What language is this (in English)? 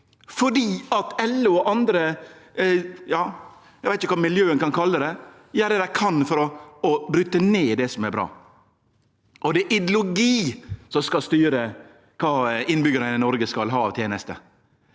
Norwegian